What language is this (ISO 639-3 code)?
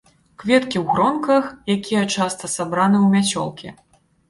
bel